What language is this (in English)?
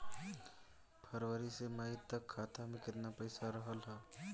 Bhojpuri